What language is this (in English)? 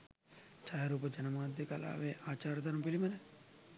Sinhala